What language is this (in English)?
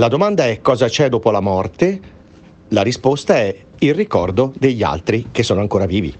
Italian